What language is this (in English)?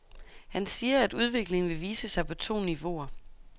Danish